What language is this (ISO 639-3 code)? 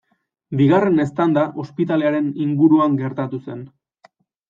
eus